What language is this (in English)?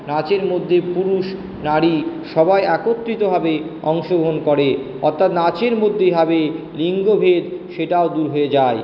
Bangla